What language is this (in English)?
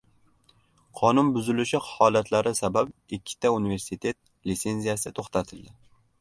Uzbek